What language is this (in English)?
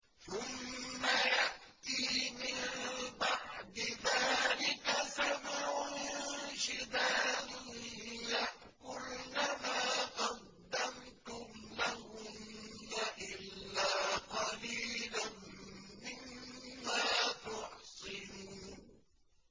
Arabic